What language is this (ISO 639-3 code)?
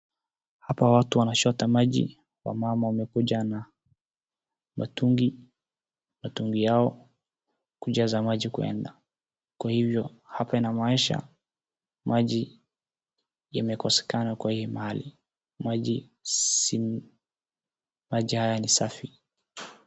swa